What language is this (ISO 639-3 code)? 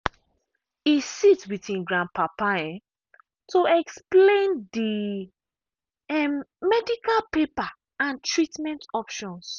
pcm